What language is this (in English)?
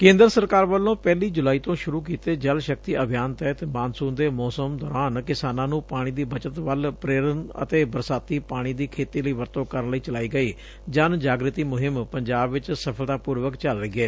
Punjabi